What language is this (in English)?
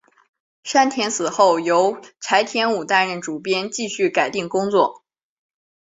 Chinese